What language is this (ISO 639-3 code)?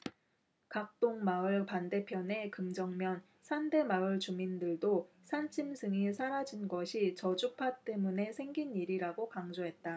kor